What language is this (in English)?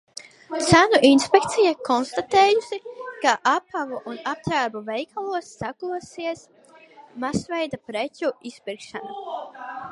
Latvian